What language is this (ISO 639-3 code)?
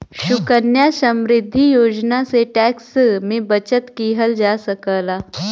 bho